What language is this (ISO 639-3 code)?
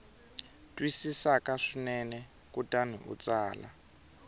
tso